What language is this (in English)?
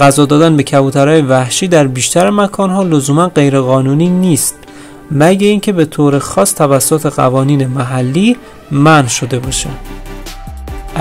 Persian